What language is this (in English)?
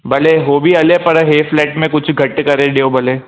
Sindhi